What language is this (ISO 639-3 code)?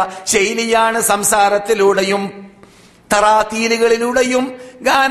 mal